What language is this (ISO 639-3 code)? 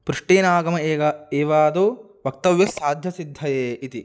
san